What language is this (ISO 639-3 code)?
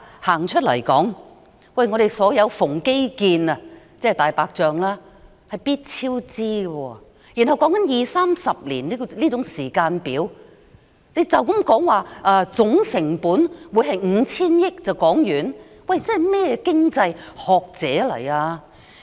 yue